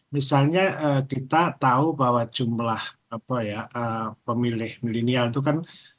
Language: Indonesian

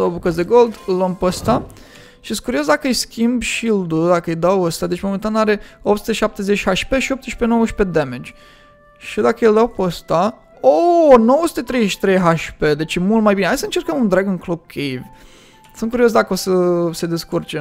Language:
Romanian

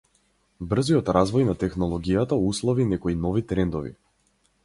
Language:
Macedonian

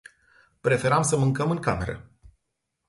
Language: Romanian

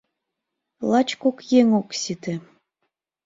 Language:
Mari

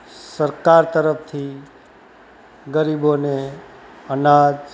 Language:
Gujarati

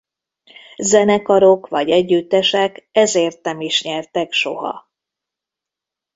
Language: Hungarian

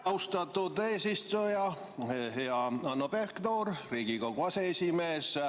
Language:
Estonian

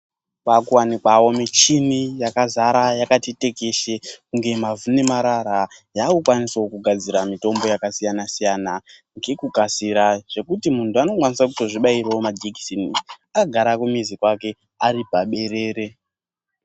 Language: Ndau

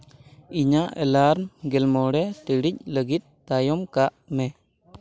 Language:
Santali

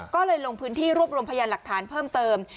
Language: Thai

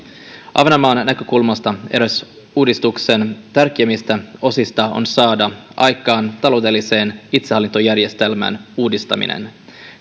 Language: Finnish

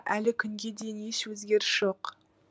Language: Kazakh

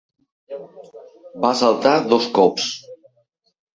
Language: Catalan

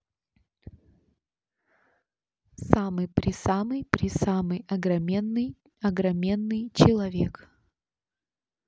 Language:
Russian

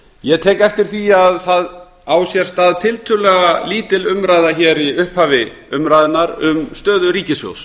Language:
Icelandic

